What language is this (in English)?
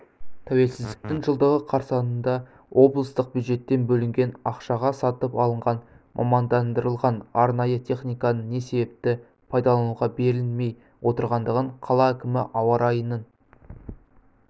Kazakh